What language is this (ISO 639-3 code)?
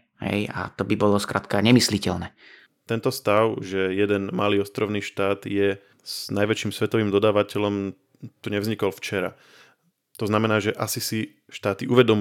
slk